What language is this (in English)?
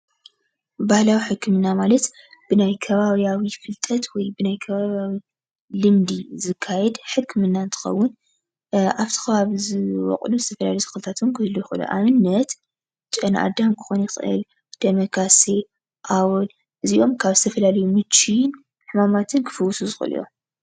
Tigrinya